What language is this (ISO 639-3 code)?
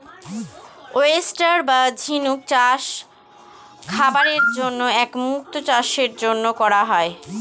ben